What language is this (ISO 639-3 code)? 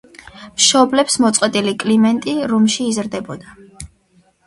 kat